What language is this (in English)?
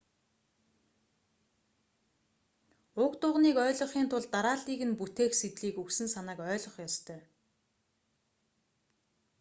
Mongolian